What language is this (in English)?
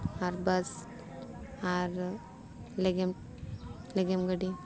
Santali